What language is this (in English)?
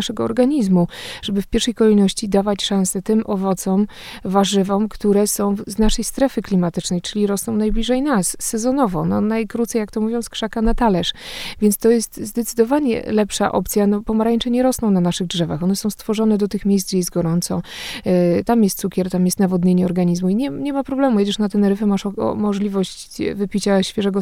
Polish